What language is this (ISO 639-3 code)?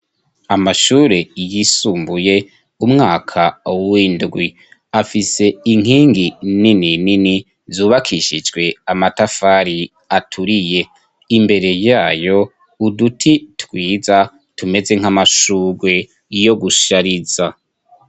run